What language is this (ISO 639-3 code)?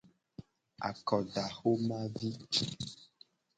gej